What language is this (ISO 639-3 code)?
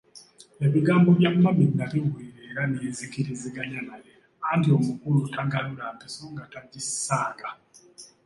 lug